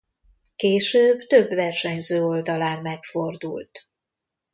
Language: Hungarian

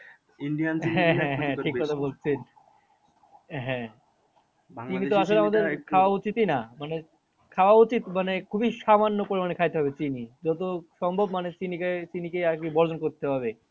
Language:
Bangla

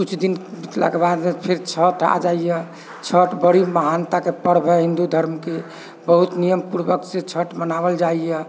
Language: Maithili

